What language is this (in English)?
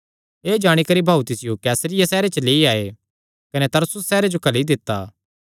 Kangri